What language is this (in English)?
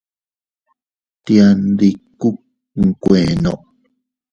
Teutila Cuicatec